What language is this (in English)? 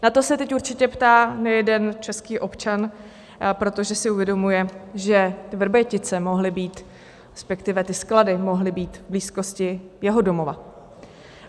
Czech